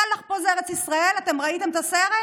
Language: Hebrew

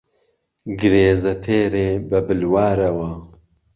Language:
Central Kurdish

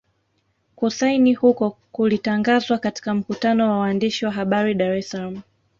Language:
Swahili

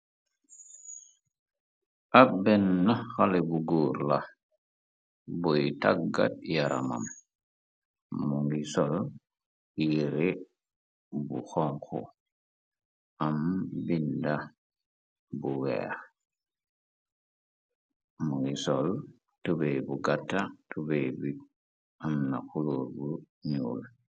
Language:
Wolof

